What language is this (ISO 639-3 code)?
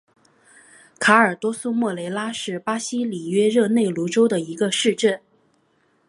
zho